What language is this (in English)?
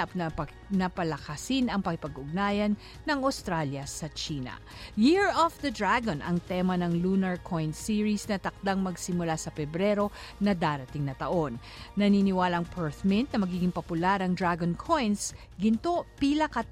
Filipino